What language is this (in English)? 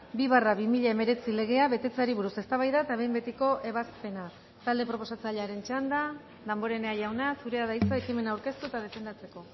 Basque